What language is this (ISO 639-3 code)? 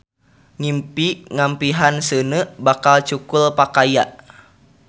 sun